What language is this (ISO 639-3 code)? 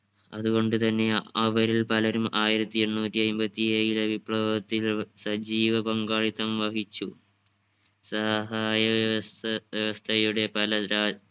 mal